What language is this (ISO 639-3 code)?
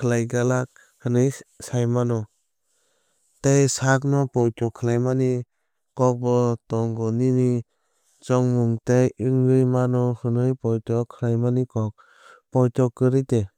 trp